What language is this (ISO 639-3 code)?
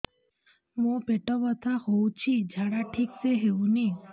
ori